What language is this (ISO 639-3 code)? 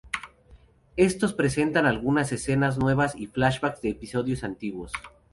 spa